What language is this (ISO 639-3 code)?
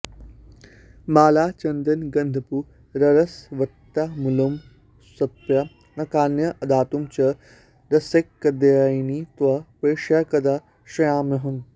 san